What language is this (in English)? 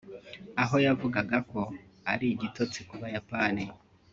Kinyarwanda